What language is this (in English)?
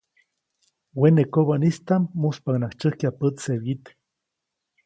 Copainalá Zoque